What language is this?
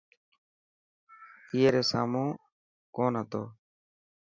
Dhatki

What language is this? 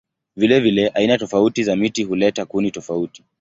Swahili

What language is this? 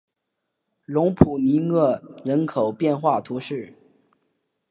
Chinese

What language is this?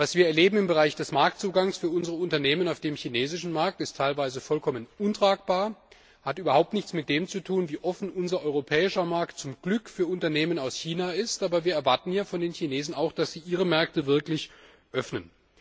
German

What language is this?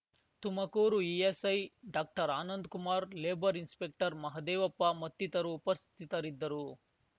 Kannada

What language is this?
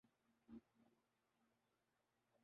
Urdu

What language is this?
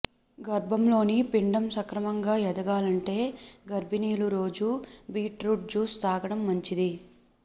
Telugu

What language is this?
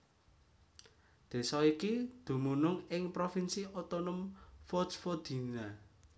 Javanese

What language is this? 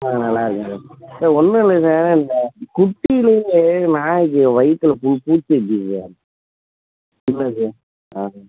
Tamil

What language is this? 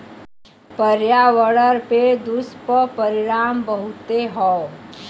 Bhojpuri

